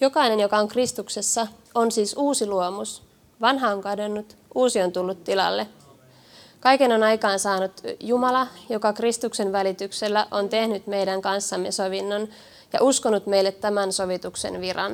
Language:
Finnish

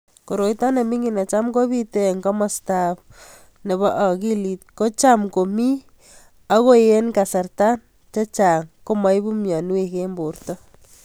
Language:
Kalenjin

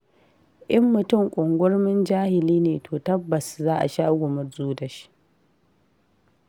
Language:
Hausa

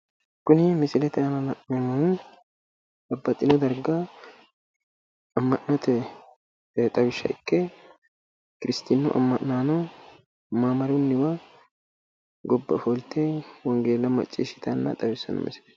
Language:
Sidamo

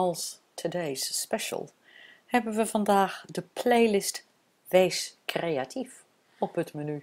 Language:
Dutch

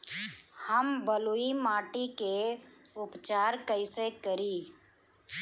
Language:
Bhojpuri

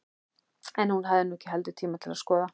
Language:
Icelandic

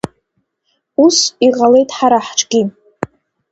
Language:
Abkhazian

